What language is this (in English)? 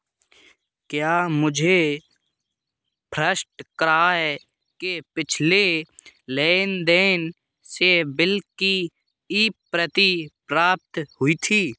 Hindi